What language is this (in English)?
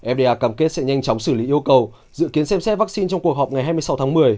Vietnamese